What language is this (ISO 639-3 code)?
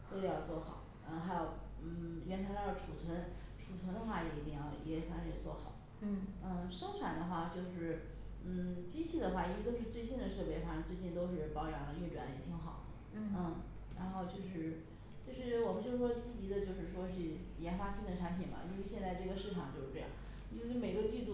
zho